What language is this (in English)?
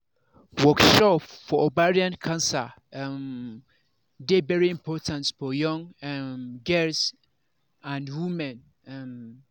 Nigerian Pidgin